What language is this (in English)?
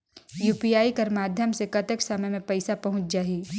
Chhattisgarhi